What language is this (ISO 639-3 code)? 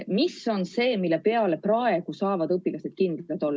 est